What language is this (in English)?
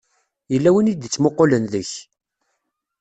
Kabyle